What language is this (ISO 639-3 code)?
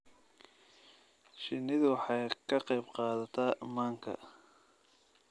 som